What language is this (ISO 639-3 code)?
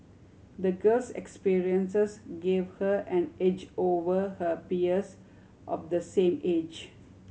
eng